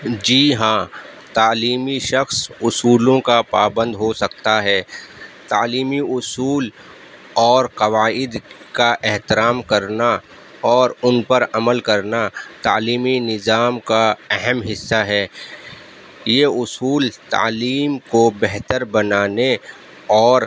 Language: Urdu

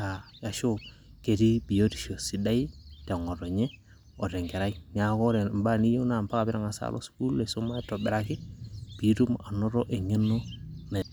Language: Masai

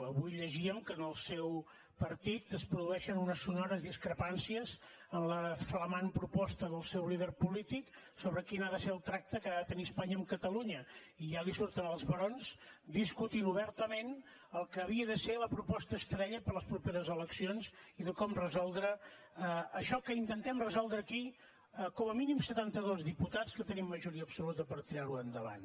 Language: Catalan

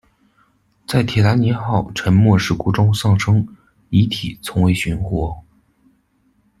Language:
Chinese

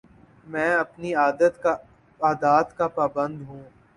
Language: Urdu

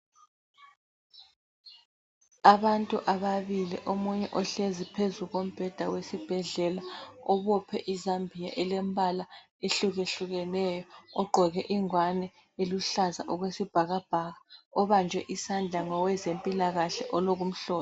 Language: North Ndebele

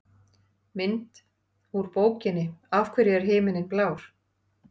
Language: Icelandic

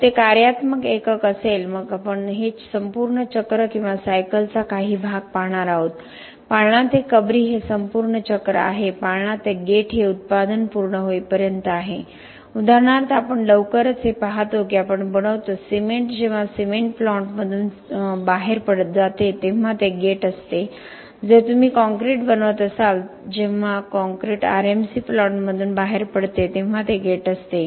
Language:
Marathi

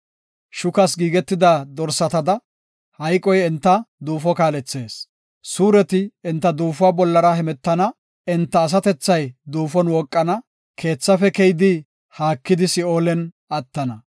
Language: Gofa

